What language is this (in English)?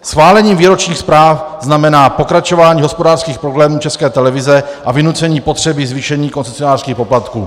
Czech